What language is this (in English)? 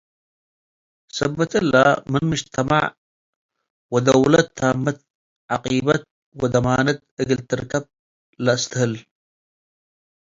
Tigre